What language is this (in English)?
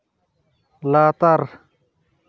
Santali